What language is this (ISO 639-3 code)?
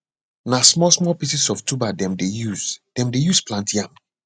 pcm